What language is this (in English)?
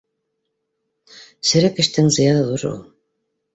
Bashkir